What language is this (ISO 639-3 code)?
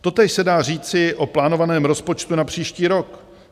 ces